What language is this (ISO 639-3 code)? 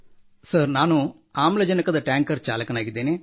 kan